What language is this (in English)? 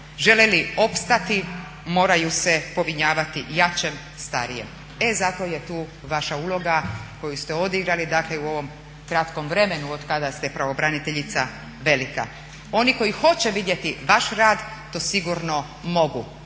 Croatian